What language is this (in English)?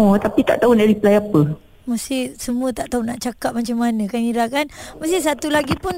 Malay